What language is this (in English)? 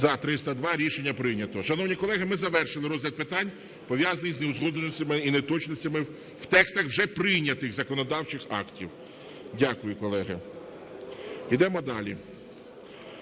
Ukrainian